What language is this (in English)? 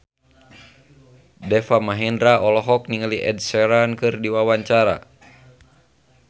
Sundanese